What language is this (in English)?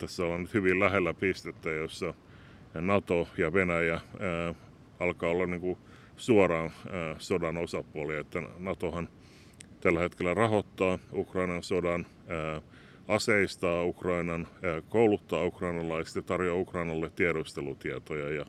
Finnish